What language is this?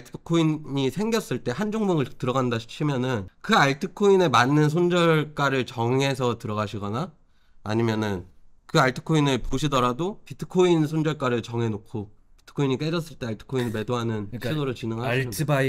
Korean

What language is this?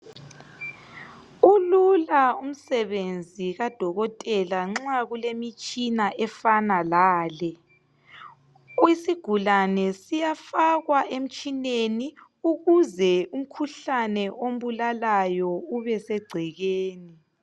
North Ndebele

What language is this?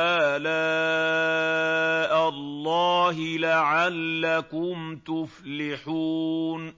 Arabic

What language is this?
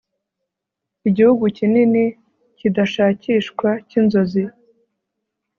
Kinyarwanda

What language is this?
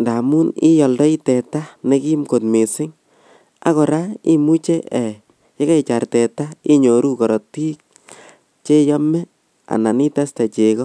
Kalenjin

